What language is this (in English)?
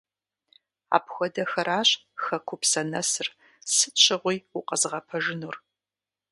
Kabardian